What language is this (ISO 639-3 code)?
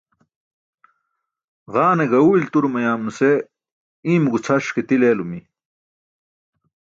bsk